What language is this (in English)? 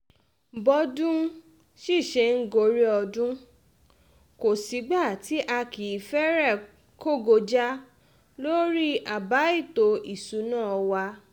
Yoruba